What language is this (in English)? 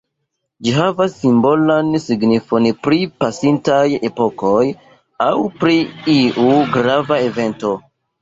Esperanto